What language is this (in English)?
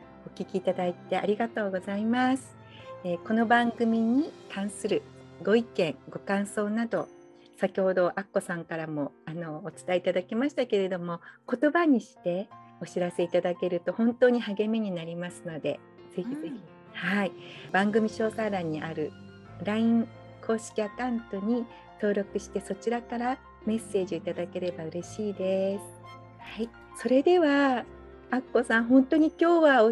Japanese